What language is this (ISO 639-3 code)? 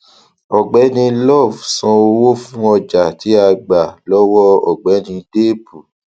yor